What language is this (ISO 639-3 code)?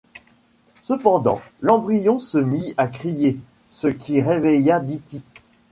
fra